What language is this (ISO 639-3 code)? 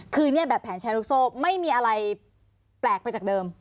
tha